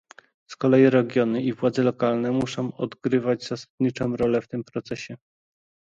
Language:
Polish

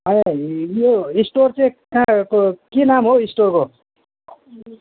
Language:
Nepali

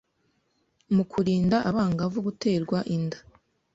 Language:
Kinyarwanda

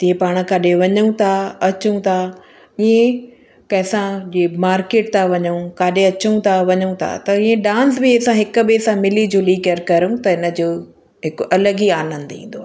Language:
Sindhi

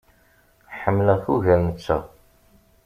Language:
Kabyle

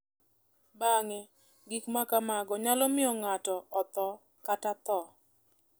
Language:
Luo (Kenya and Tanzania)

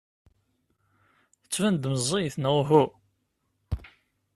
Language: Kabyle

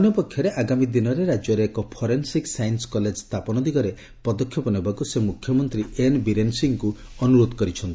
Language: Odia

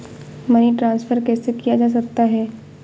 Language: Hindi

